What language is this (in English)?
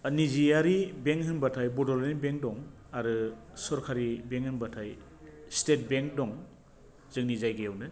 Bodo